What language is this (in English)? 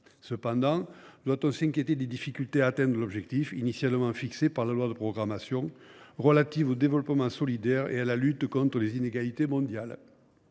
French